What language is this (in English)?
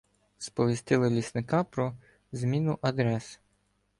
Ukrainian